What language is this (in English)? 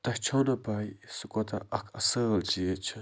Kashmiri